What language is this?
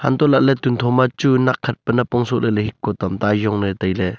Wancho Naga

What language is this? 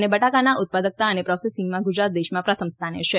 Gujarati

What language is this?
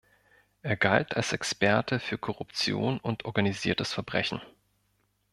German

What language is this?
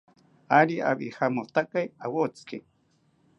South Ucayali Ashéninka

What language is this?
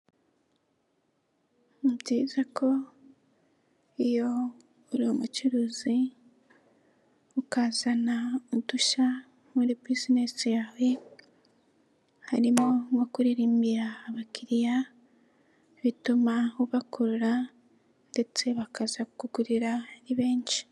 Kinyarwanda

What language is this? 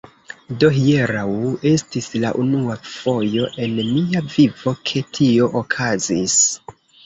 Esperanto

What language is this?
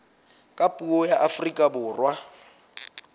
Southern Sotho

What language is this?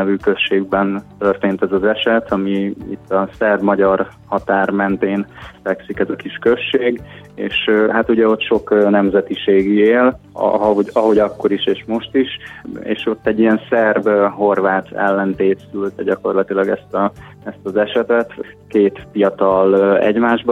Hungarian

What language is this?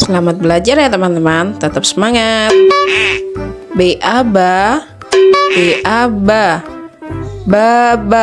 Indonesian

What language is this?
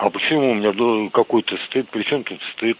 Russian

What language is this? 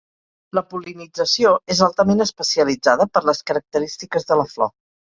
Catalan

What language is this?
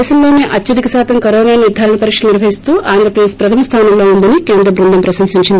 Telugu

